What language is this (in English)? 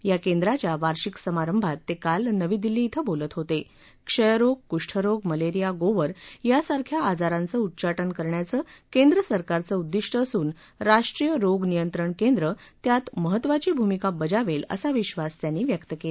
Marathi